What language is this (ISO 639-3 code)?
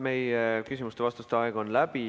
est